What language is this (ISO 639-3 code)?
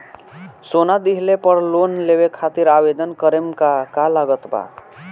bho